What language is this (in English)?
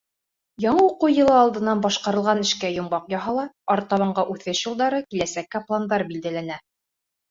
Bashkir